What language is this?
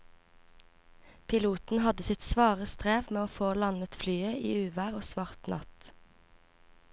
Norwegian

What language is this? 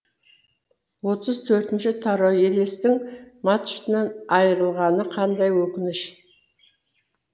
Kazakh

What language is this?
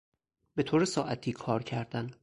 Persian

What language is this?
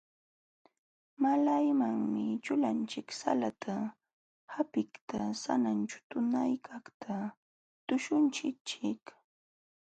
Jauja Wanca Quechua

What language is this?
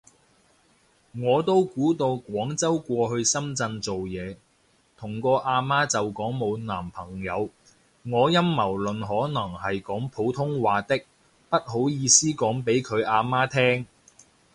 Cantonese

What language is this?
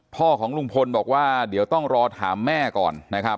Thai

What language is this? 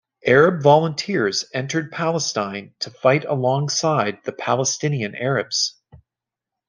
English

